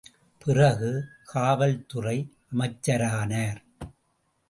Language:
Tamil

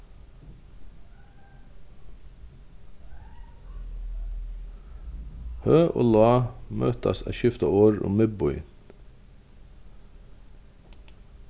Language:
Faroese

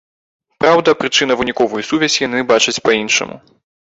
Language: Belarusian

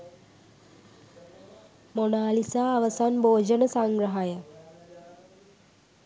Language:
Sinhala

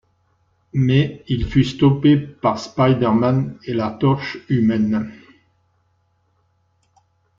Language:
French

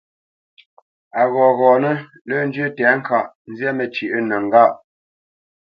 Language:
Bamenyam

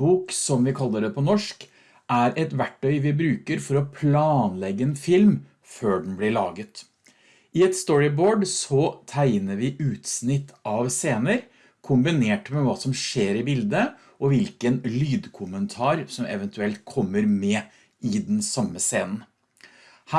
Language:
Norwegian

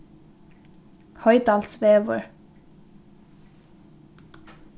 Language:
Faroese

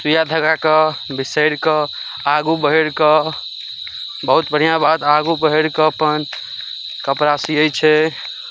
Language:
Maithili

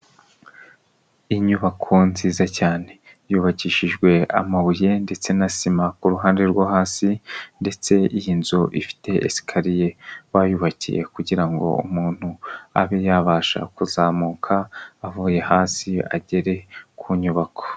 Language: Kinyarwanda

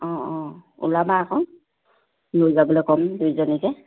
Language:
Assamese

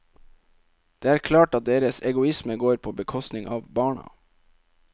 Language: Norwegian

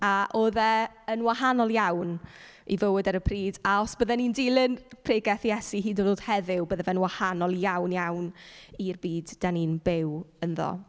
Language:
Welsh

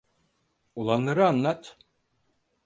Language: Turkish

